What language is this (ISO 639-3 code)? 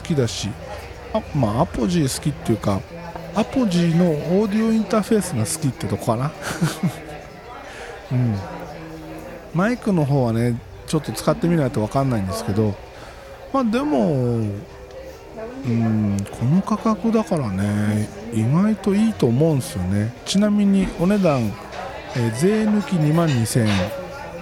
jpn